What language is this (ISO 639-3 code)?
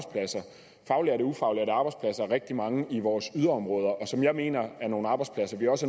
dan